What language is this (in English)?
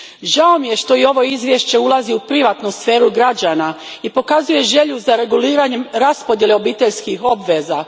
Croatian